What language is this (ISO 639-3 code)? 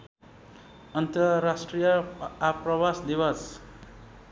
nep